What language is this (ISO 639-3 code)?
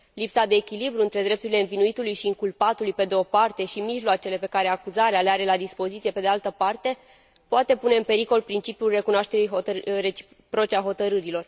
ron